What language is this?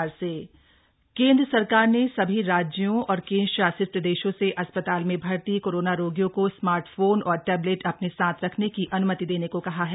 Hindi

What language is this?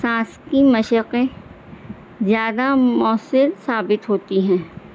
Urdu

